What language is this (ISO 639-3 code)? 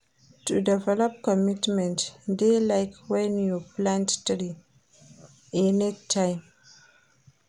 pcm